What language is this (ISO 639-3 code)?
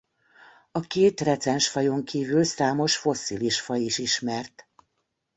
hun